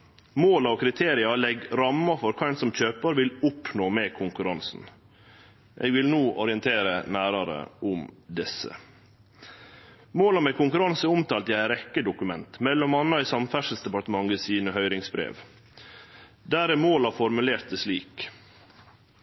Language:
Norwegian Nynorsk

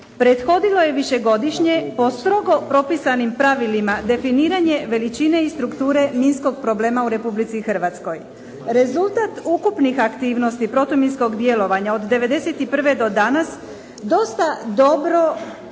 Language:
Croatian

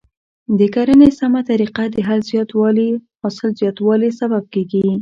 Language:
Pashto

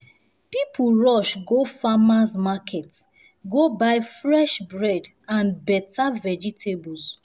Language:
Nigerian Pidgin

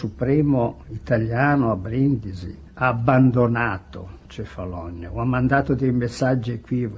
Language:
Italian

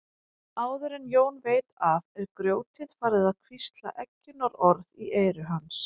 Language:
Icelandic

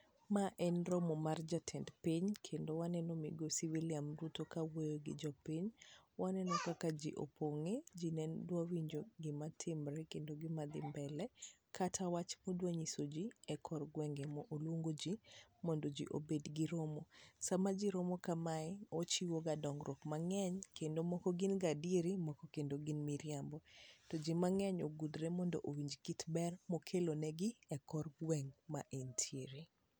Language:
Luo (Kenya and Tanzania)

